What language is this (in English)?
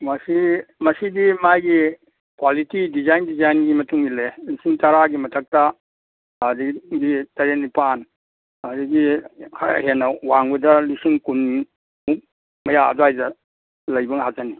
Manipuri